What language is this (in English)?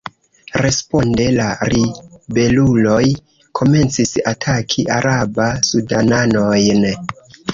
Esperanto